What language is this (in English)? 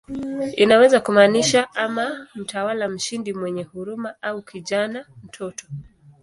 Swahili